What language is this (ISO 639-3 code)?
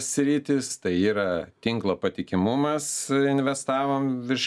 lit